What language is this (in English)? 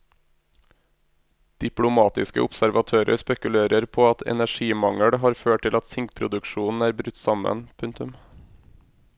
Norwegian